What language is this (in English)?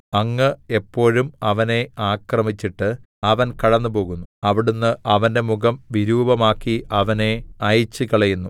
Malayalam